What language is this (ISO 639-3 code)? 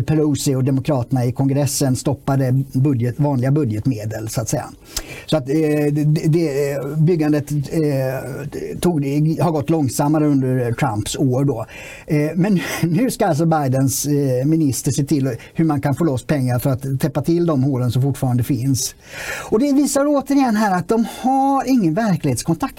swe